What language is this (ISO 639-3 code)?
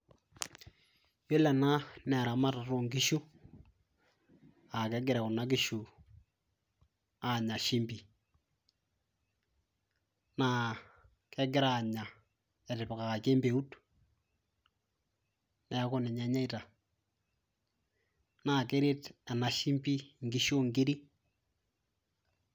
mas